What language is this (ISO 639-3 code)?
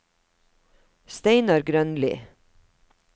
nor